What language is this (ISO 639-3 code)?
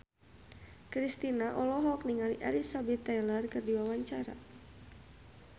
sun